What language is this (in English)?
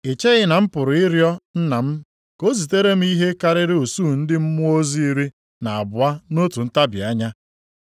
Igbo